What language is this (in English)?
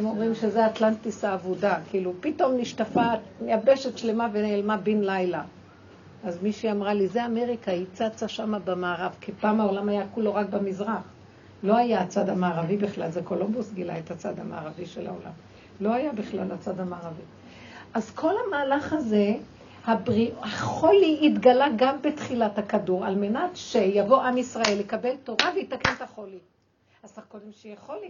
Hebrew